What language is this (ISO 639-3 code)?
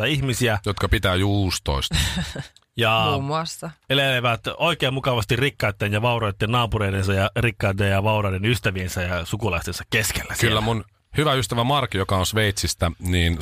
fin